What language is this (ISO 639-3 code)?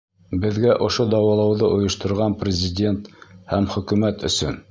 bak